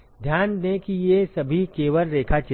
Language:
Hindi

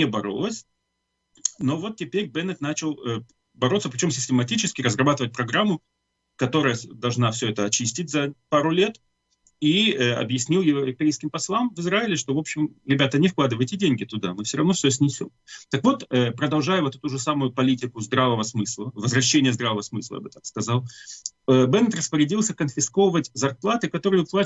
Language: Russian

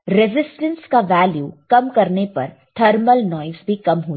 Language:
Hindi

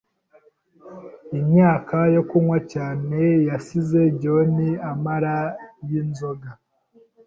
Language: Kinyarwanda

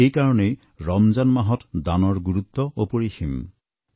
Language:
Assamese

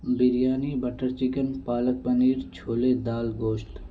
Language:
Urdu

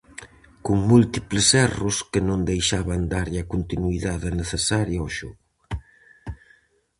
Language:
Galician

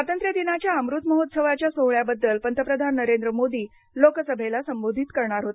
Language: Marathi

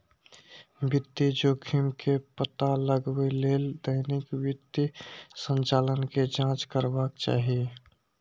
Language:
Maithili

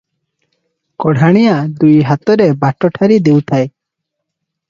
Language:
Odia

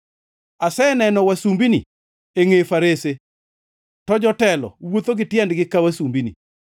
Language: Luo (Kenya and Tanzania)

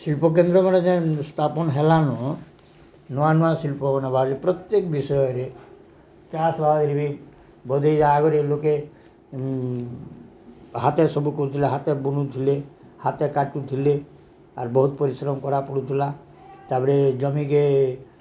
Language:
Odia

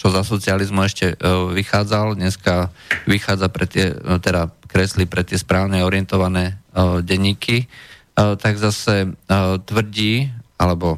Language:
Slovak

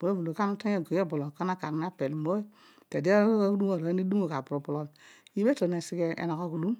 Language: Odual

